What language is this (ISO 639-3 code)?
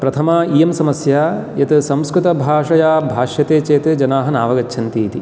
san